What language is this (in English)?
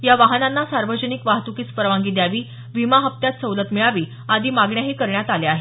Marathi